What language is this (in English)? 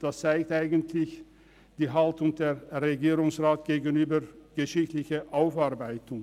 Swiss German